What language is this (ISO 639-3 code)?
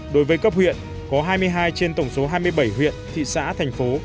vie